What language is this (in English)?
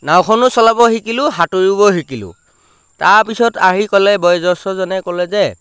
Assamese